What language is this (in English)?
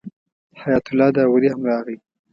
Pashto